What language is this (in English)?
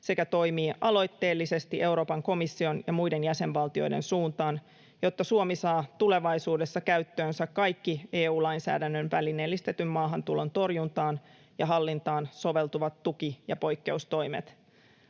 Finnish